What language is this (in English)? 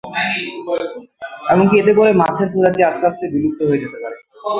Bangla